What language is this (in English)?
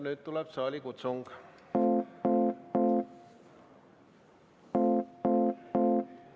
Estonian